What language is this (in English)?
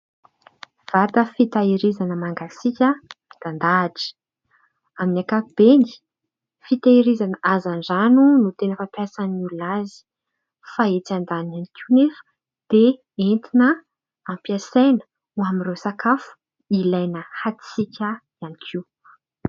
Malagasy